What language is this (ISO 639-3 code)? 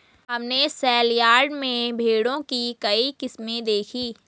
hin